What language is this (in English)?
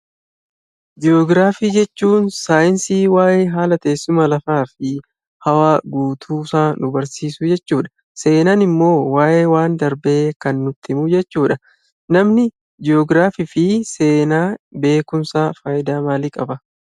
Oromo